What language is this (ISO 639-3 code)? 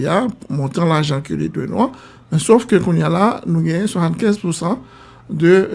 fra